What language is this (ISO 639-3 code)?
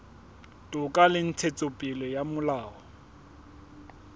sot